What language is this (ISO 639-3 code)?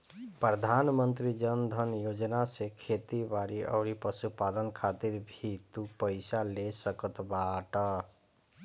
bho